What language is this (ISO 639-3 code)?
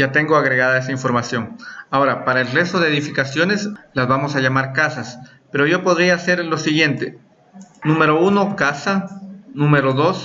spa